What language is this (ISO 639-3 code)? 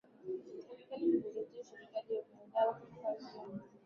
swa